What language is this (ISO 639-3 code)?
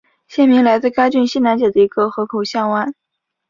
zho